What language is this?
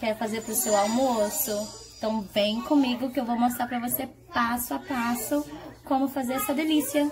Portuguese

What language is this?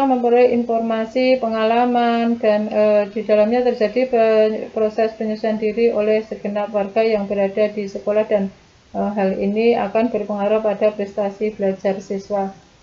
Indonesian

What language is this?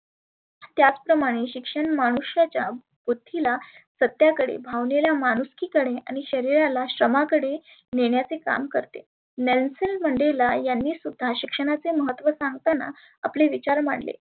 Marathi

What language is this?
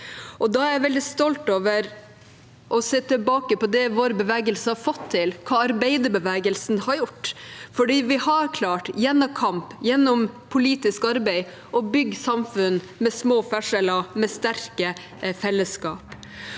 Norwegian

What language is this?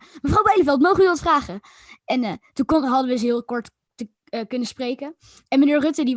Dutch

